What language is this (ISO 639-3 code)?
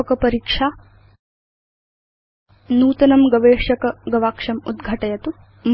san